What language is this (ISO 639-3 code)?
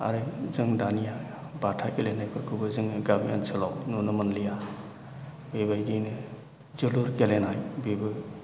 brx